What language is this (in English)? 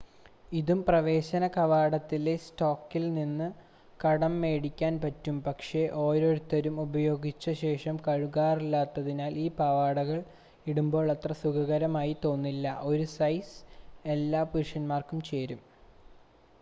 Malayalam